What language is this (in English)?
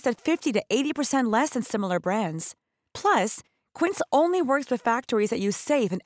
Swedish